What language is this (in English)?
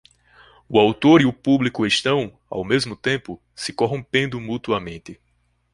Portuguese